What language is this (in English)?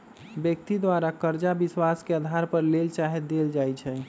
Magahi